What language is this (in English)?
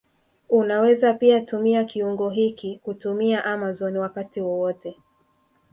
Swahili